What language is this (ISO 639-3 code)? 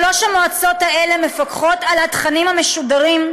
heb